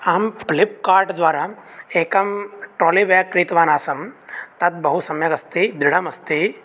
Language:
Sanskrit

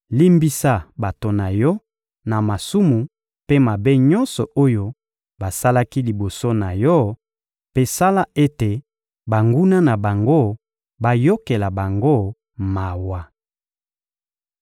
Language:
Lingala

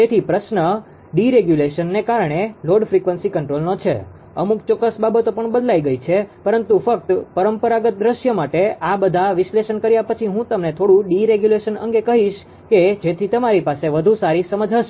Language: Gujarati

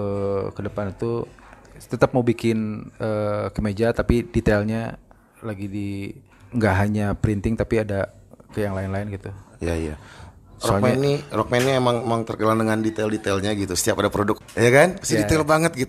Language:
Indonesian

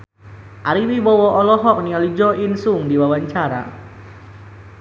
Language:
Sundanese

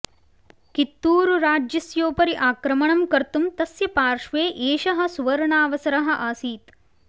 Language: Sanskrit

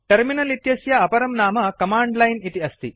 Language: Sanskrit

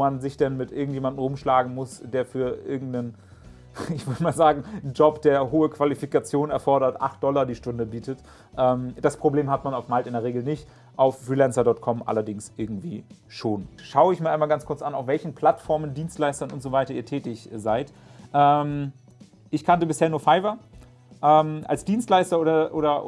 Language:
German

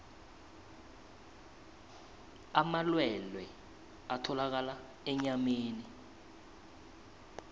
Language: South Ndebele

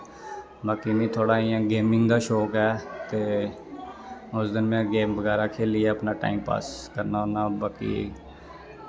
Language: Dogri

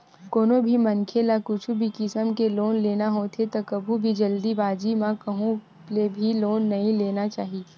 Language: Chhattisgarhi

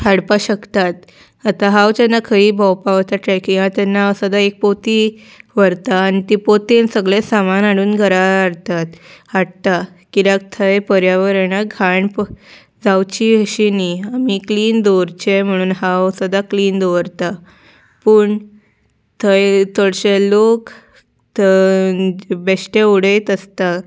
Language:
Konkani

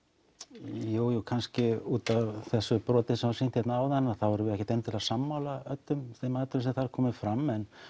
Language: Icelandic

